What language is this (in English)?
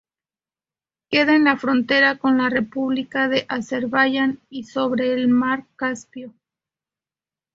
Spanish